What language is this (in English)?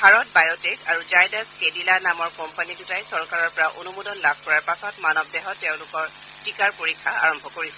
Assamese